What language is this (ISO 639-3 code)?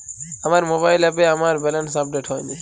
ben